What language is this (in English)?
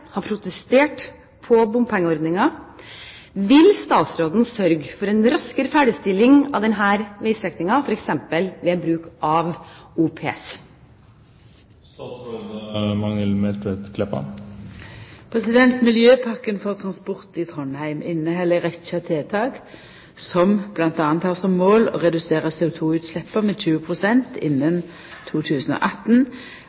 Norwegian